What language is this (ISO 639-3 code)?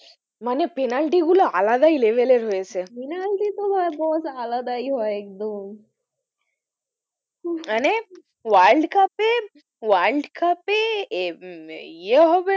ben